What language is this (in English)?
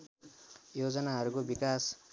Nepali